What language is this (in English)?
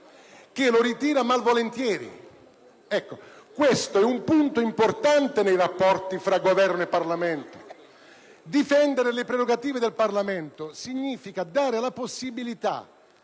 Italian